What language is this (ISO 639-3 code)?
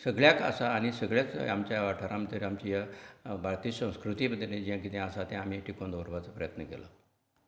kok